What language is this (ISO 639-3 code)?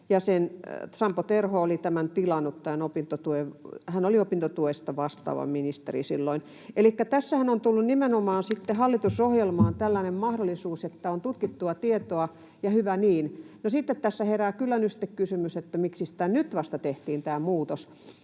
fin